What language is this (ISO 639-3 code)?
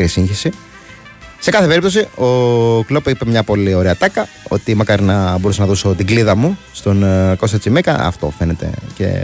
ell